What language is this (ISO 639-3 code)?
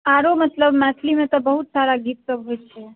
mai